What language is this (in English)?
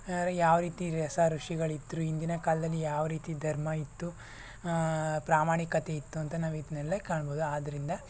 Kannada